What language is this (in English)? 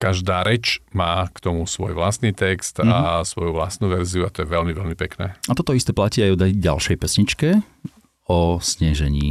Slovak